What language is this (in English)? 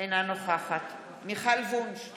Hebrew